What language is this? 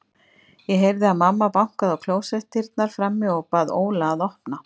Icelandic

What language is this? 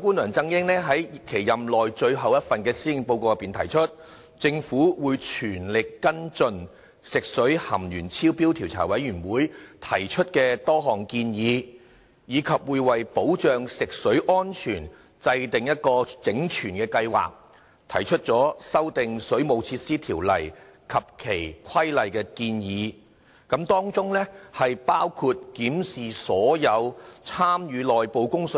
Cantonese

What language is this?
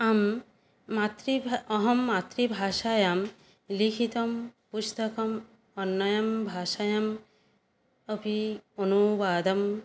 Sanskrit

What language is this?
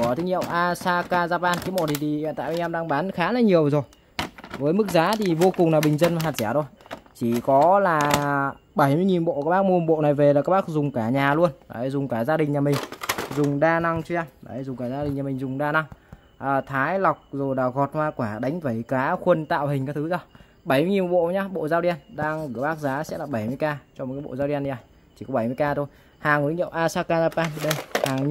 Vietnamese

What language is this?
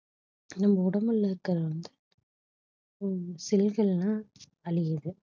Tamil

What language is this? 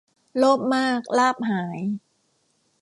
Thai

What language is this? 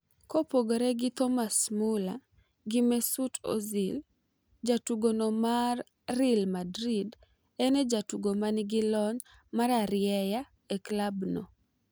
Luo (Kenya and Tanzania)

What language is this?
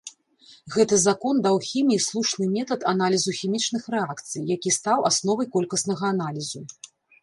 Belarusian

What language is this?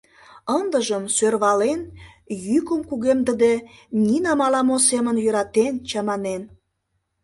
Mari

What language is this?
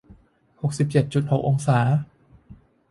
Thai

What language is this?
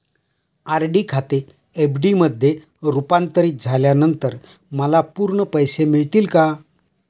Marathi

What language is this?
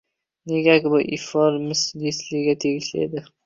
Uzbek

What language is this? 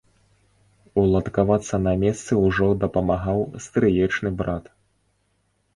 Belarusian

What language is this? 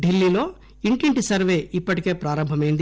Telugu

